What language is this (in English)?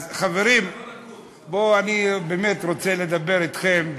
Hebrew